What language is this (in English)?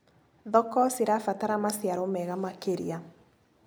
Kikuyu